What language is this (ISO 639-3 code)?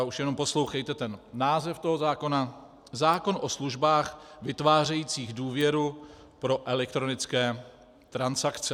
ces